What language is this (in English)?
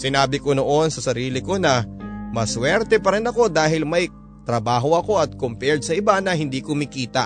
Filipino